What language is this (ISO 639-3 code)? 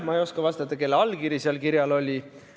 est